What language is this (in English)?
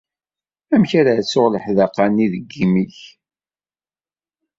Kabyle